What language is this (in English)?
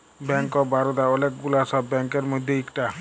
Bangla